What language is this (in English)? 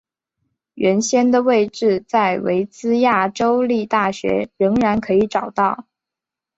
Chinese